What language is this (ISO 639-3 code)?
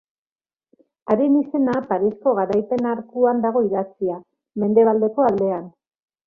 eus